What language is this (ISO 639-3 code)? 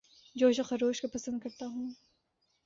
urd